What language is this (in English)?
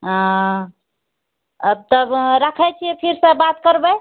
Maithili